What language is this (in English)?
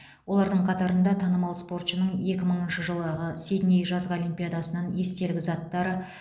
Kazakh